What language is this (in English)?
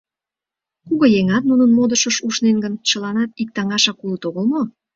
Mari